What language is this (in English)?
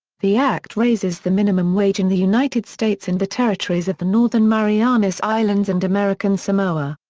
English